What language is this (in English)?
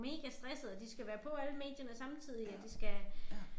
Danish